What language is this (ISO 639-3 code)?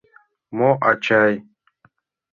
chm